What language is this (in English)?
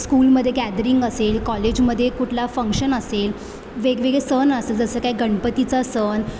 Marathi